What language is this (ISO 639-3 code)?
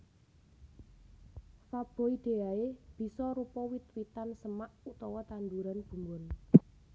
jav